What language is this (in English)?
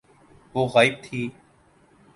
Urdu